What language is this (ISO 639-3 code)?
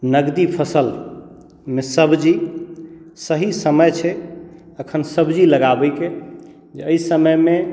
mai